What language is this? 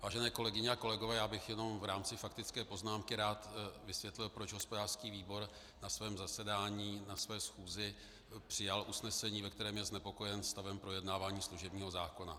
Czech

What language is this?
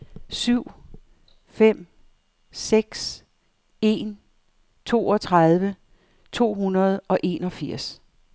Danish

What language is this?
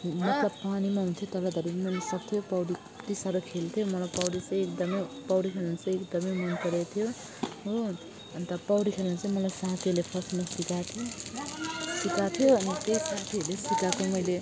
Nepali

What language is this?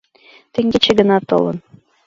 Mari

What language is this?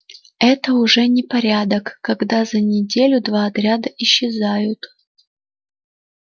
Russian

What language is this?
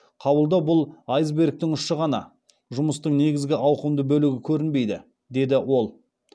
Kazakh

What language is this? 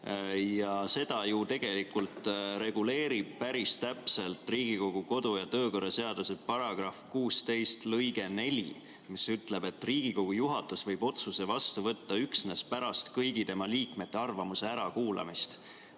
Estonian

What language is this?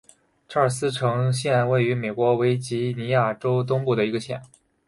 Chinese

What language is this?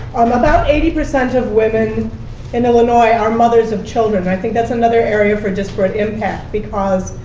English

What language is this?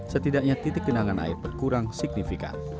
Indonesian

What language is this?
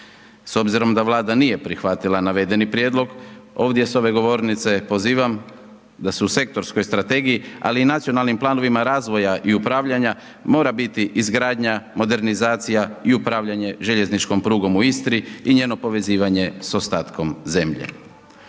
Croatian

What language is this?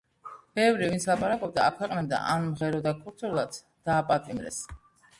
Georgian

